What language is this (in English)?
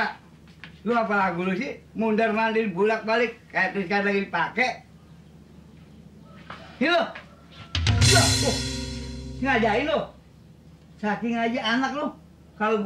Indonesian